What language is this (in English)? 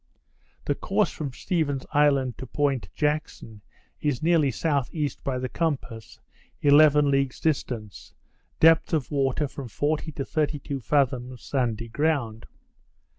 English